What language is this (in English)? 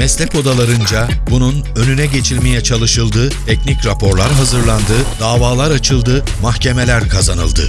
Turkish